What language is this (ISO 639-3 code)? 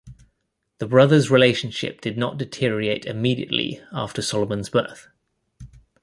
eng